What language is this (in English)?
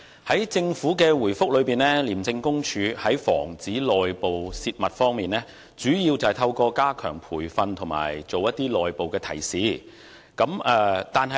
Cantonese